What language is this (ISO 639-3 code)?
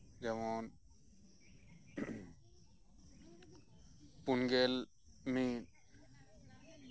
sat